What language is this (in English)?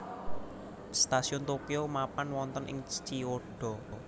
Javanese